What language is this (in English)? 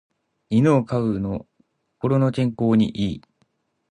Japanese